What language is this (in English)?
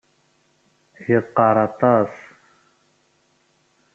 Kabyle